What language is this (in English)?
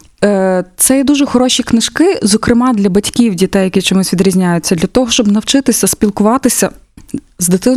Ukrainian